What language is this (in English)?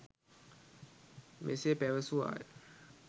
Sinhala